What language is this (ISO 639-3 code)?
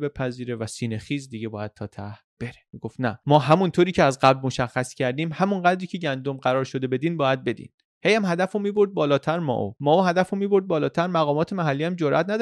fas